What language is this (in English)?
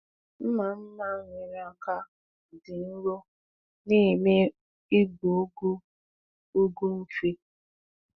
Igbo